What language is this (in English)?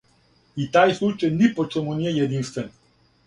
Serbian